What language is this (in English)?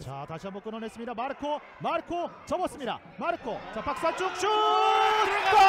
Korean